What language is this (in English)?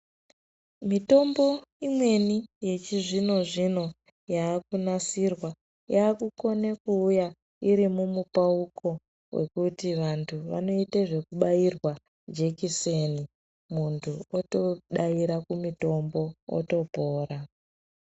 Ndau